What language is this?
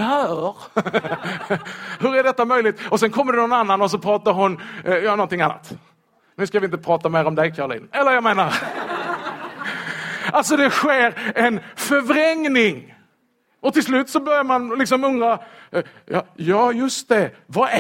Swedish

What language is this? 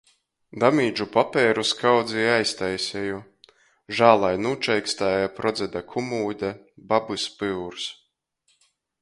Latgalian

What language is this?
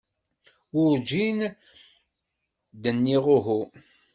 Kabyle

